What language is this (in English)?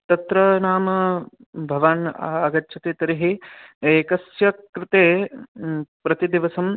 Sanskrit